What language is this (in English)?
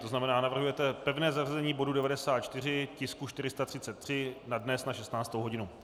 Czech